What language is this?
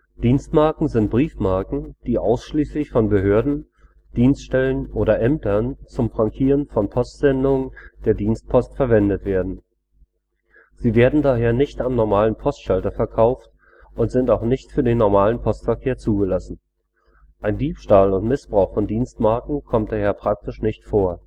German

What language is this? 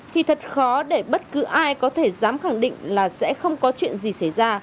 Vietnamese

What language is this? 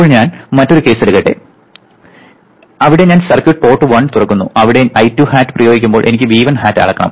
Malayalam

